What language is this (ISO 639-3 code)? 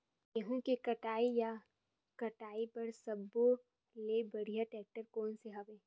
hne